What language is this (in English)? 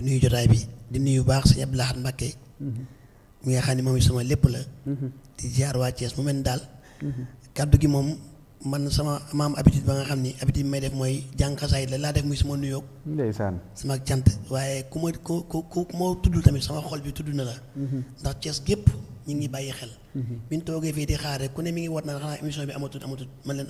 French